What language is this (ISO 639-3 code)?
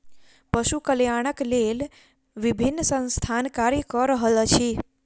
mai